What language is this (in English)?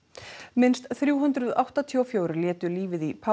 Icelandic